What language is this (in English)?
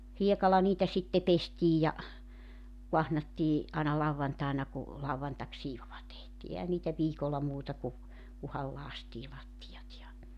Finnish